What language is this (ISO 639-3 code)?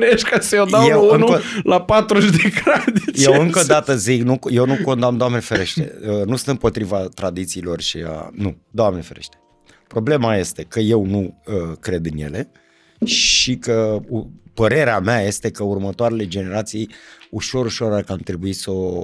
ron